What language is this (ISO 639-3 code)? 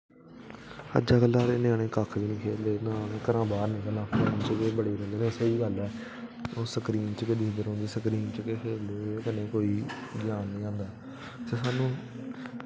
doi